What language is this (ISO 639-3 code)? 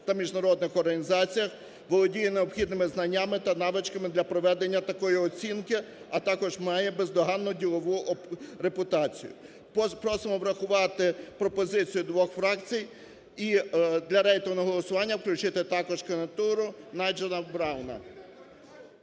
ukr